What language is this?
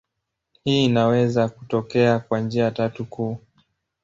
Swahili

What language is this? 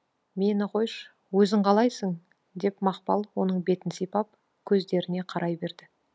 Kazakh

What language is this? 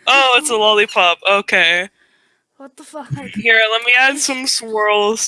English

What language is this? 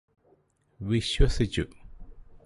Malayalam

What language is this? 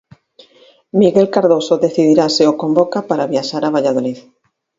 Galician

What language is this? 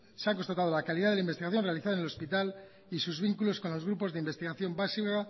Spanish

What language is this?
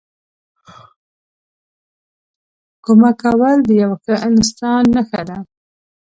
Pashto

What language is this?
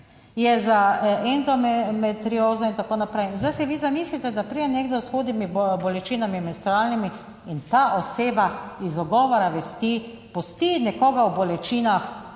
Slovenian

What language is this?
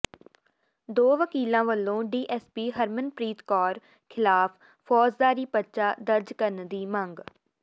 Punjabi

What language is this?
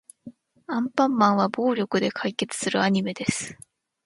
Japanese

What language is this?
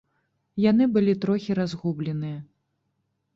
Belarusian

